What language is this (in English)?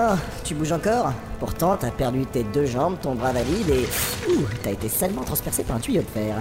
French